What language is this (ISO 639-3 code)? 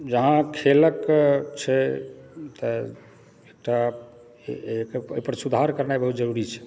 mai